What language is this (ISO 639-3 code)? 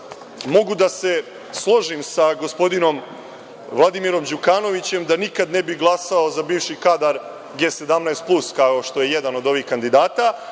srp